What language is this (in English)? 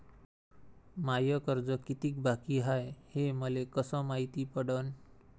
Marathi